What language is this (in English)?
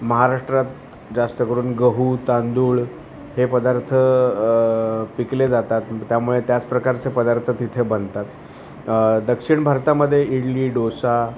Marathi